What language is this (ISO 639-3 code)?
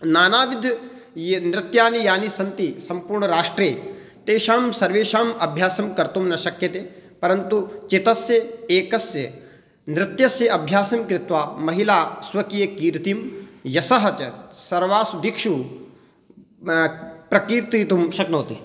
san